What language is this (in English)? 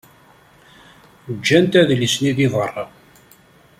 Kabyle